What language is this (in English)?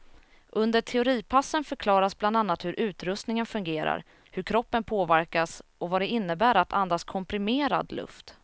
Swedish